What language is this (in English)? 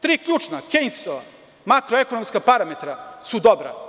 Serbian